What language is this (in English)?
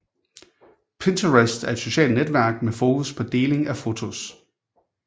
Danish